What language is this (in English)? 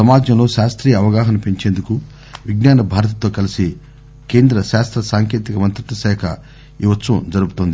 Telugu